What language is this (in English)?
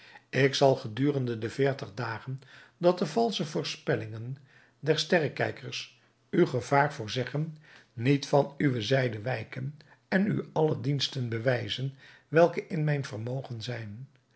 Dutch